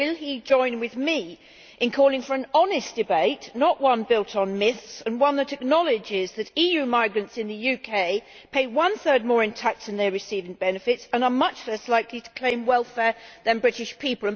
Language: English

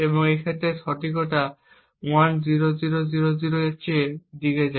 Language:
Bangla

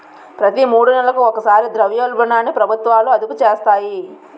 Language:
Telugu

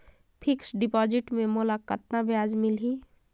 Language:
Chhattisgarhi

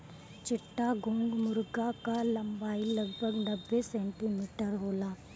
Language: Bhojpuri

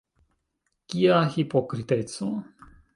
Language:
Esperanto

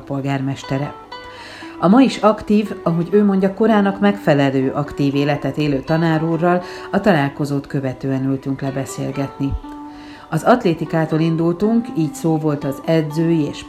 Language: Hungarian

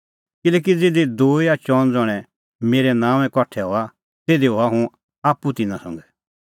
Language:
Kullu Pahari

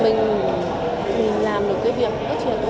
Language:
Vietnamese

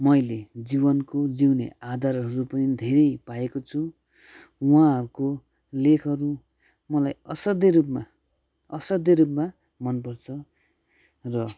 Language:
Nepali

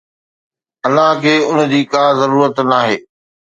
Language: Sindhi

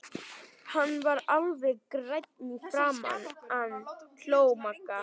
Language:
Icelandic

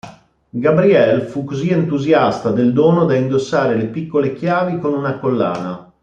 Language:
Italian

